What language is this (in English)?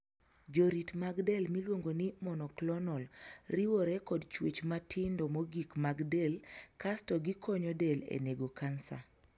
Luo (Kenya and Tanzania)